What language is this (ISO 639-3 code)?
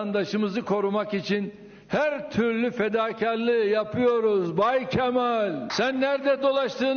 tur